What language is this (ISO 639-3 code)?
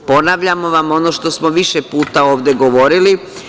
srp